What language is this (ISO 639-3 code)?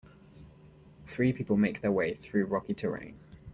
eng